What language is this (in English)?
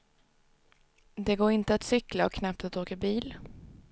Swedish